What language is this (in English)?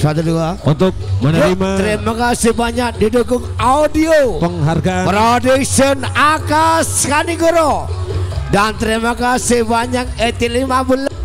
Indonesian